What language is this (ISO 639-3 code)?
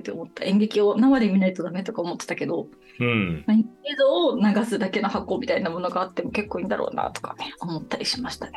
jpn